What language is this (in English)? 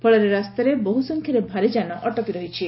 Odia